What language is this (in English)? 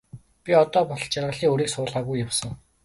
Mongolian